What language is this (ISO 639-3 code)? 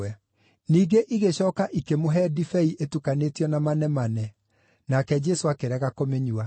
kik